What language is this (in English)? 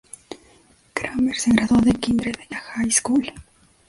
Spanish